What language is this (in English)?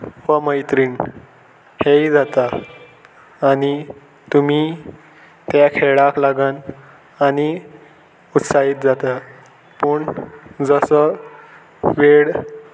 Konkani